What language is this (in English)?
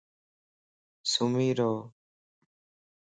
Lasi